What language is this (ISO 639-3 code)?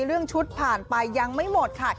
tha